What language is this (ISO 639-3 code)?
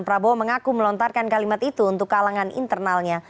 ind